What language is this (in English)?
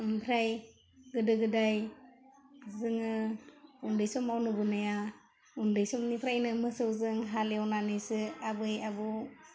Bodo